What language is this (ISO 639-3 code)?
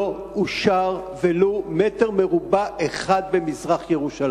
heb